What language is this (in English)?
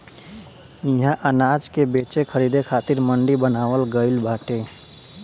Bhojpuri